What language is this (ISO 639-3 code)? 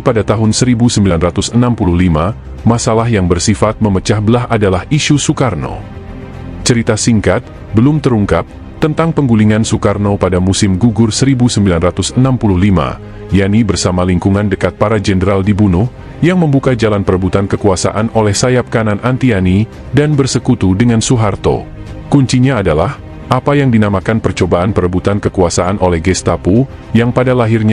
ind